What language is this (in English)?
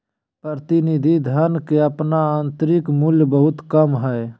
Magahi